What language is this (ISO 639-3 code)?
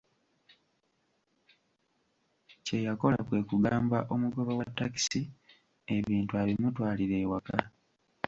lug